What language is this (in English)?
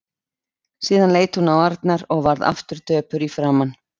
Icelandic